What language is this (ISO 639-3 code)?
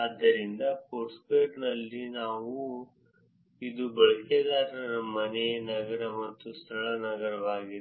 kan